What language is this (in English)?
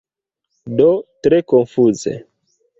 Esperanto